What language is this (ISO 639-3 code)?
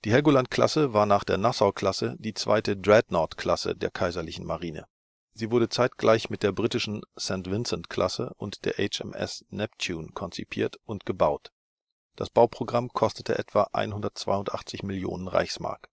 deu